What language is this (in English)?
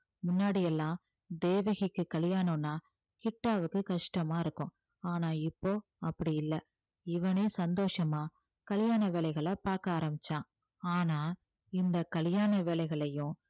Tamil